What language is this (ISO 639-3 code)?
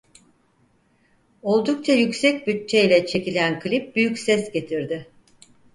tur